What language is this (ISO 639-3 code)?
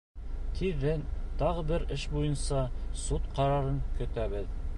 bak